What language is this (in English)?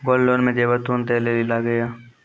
Maithili